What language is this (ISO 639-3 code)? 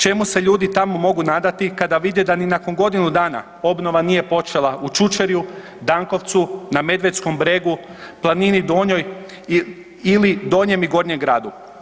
hrv